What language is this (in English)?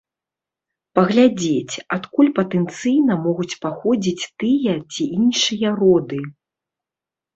Belarusian